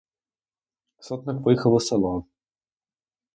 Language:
Ukrainian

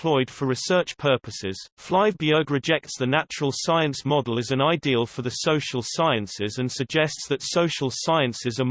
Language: English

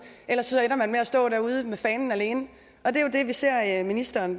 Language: Danish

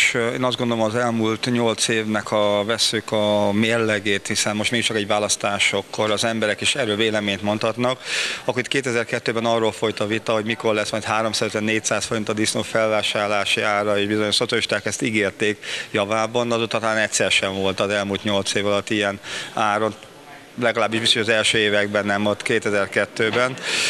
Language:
Hungarian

